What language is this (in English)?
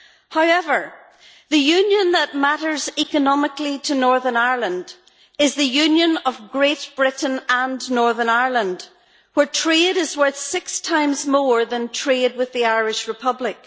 English